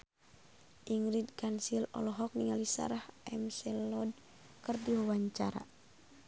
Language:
Sundanese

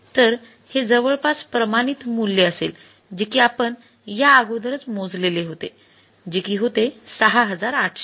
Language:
Marathi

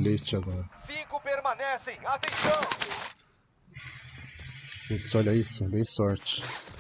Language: Portuguese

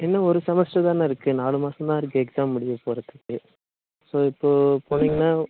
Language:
Tamil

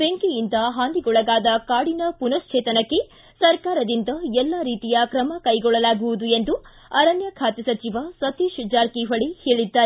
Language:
Kannada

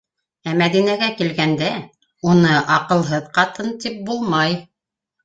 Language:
Bashkir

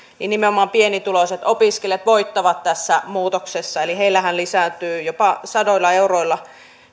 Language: Finnish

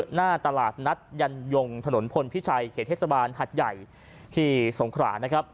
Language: Thai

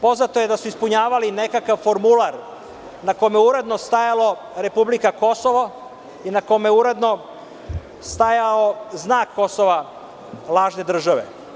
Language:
Serbian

